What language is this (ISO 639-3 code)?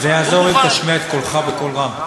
heb